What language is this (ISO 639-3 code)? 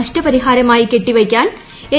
mal